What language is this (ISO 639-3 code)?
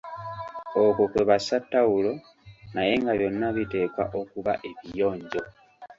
lug